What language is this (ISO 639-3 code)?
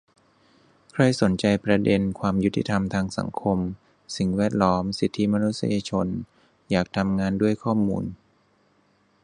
tha